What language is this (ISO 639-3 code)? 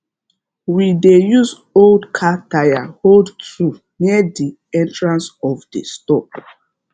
pcm